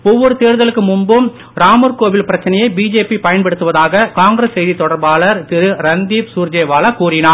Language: Tamil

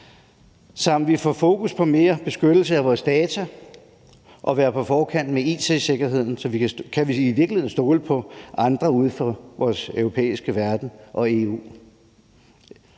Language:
Danish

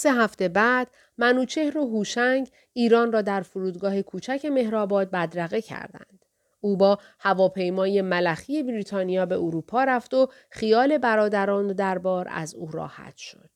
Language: Persian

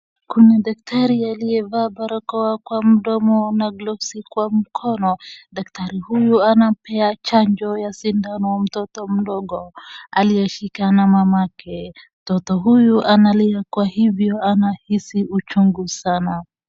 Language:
Swahili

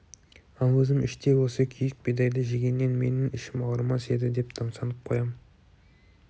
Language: Kazakh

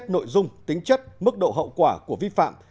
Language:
Vietnamese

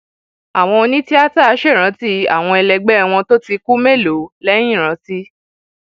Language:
Yoruba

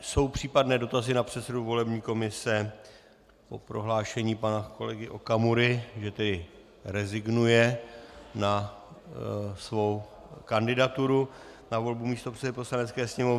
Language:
Czech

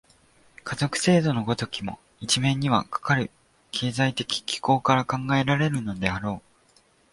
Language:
Japanese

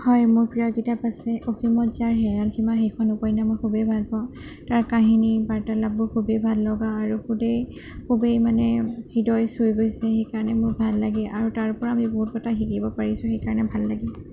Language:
Assamese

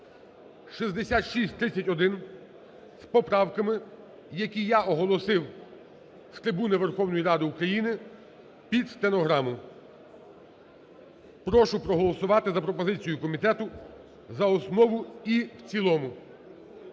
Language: Ukrainian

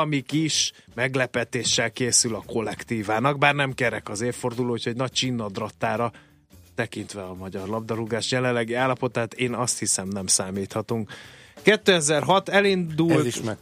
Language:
Hungarian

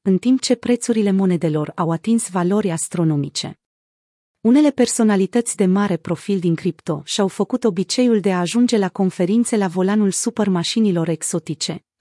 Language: Romanian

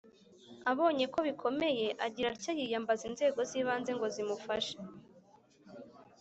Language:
Kinyarwanda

